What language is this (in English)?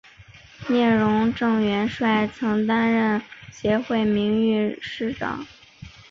Chinese